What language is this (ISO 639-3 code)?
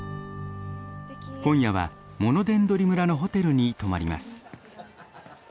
jpn